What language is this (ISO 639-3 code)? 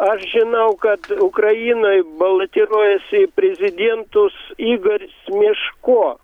lit